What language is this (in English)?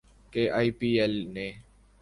Urdu